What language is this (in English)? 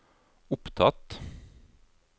Norwegian